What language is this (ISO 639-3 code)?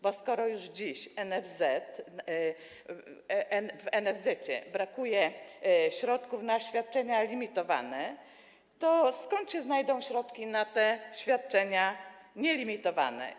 pol